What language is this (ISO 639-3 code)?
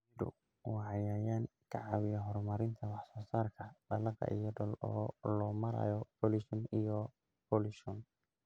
som